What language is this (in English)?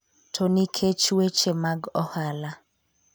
Luo (Kenya and Tanzania)